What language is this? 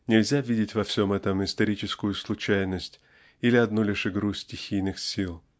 Russian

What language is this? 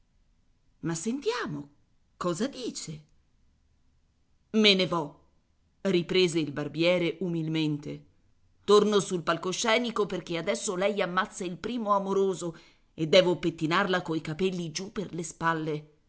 Italian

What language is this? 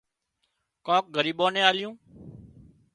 Wadiyara Koli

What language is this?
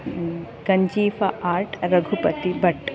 Sanskrit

